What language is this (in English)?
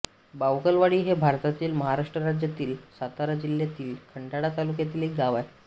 Marathi